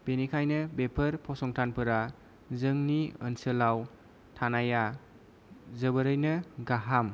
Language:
Bodo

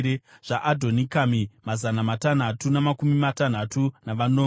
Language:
Shona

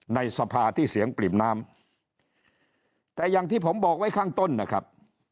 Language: Thai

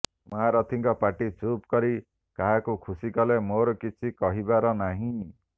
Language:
Odia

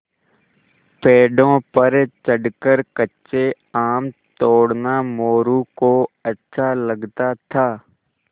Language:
Hindi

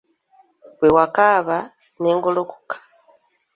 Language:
Ganda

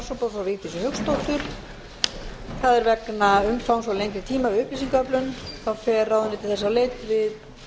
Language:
Icelandic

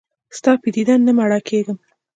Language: Pashto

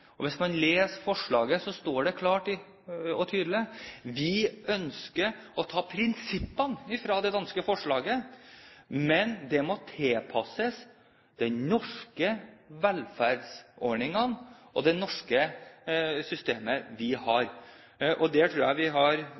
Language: Norwegian Bokmål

